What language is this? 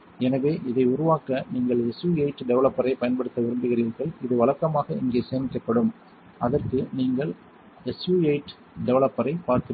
Tamil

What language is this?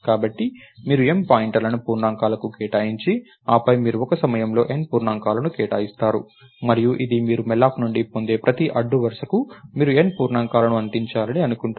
Telugu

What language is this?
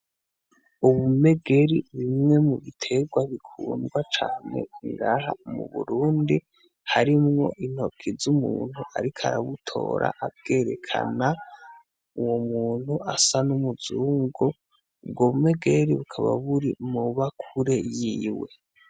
Rundi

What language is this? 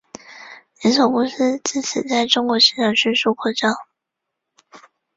Chinese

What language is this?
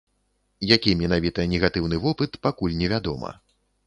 Belarusian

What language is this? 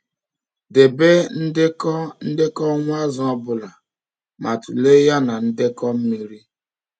Igbo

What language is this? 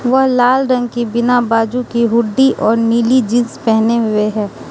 Hindi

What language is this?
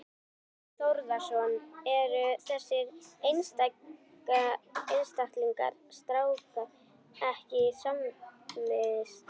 Icelandic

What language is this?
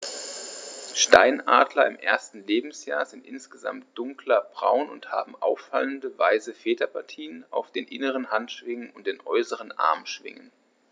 German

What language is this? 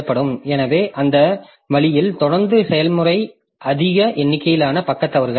Tamil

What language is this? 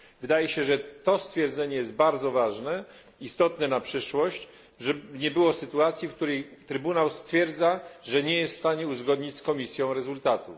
Polish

